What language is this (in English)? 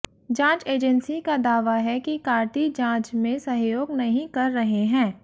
Hindi